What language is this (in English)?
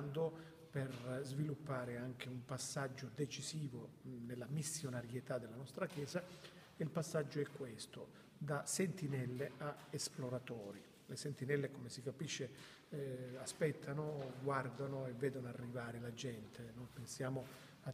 Italian